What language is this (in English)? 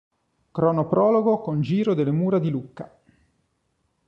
Italian